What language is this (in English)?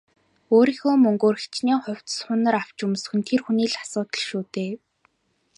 Mongolian